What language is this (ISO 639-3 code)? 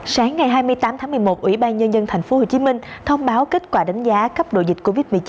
vie